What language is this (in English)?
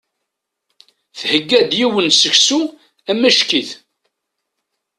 Kabyle